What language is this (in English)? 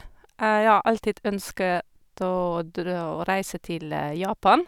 Norwegian